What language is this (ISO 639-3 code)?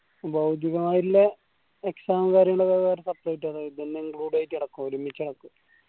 mal